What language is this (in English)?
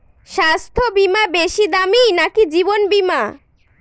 Bangla